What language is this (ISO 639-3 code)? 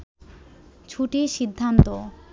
ben